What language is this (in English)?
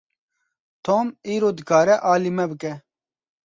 Kurdish